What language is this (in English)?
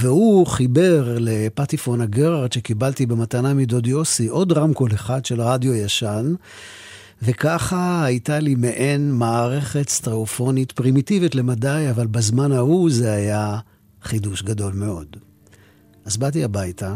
Hebrew